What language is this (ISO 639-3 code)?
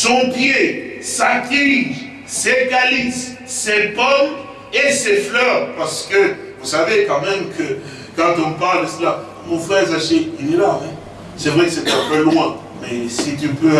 fra